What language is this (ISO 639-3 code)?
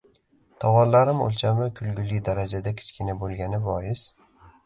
uzb